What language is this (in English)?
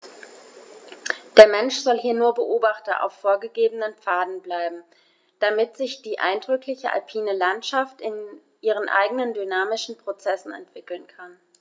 German